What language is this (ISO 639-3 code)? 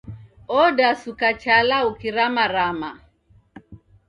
dav